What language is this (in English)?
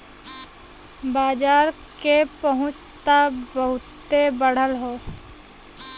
Bhojpuri